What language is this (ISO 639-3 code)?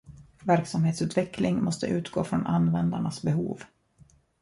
swe